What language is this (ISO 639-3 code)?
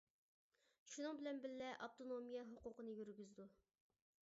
uig